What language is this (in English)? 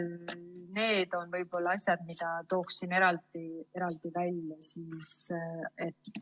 Estonian